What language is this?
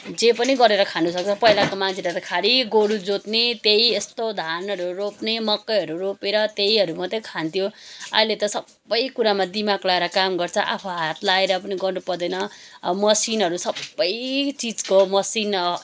Nepali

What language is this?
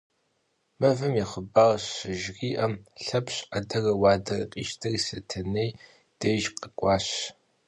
Kabardian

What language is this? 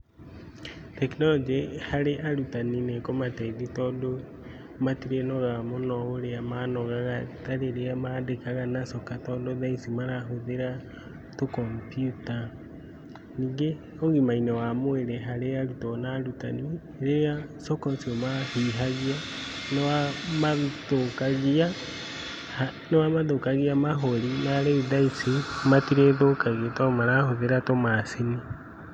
Kikuyu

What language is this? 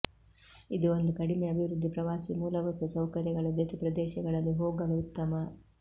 Kannada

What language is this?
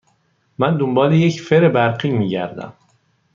Persian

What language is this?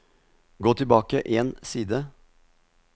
Norwegian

